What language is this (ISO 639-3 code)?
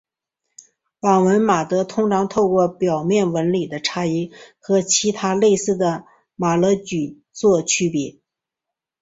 zho